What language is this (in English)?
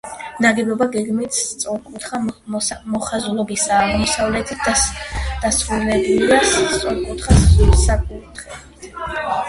Georgian